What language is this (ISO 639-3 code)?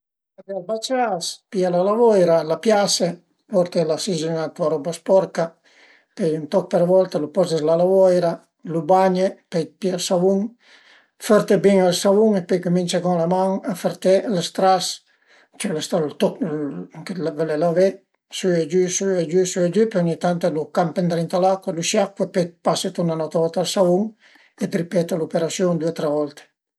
pms